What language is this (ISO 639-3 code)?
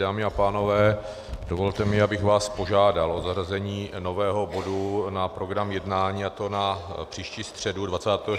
ces